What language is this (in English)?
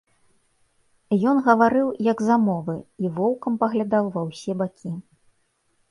Belarusian